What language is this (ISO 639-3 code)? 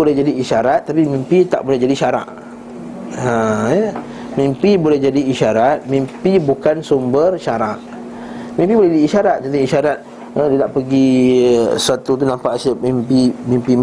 msa